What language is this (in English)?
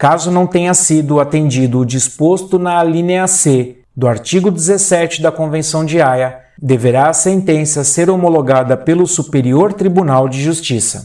Portuguese